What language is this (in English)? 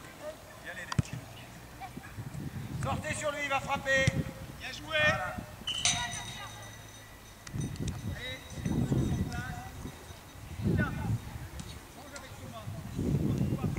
French